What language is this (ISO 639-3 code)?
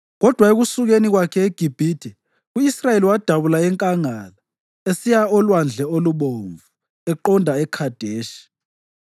nde